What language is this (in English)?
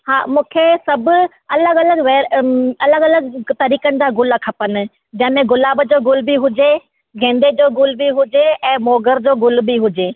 Sindhi